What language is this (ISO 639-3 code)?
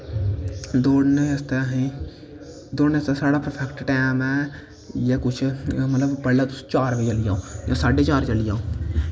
doi